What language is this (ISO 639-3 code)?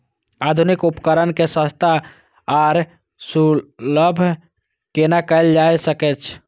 mai